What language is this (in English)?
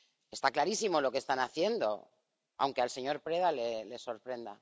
Spanish